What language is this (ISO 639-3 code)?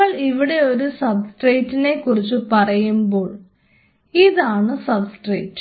mal